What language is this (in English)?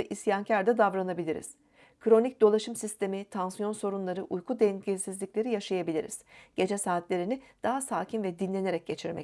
Turkish